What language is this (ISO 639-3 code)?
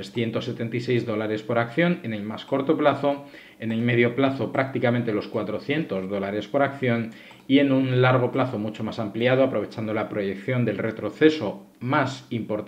spa